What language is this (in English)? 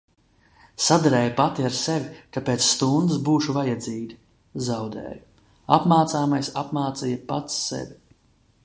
Latvian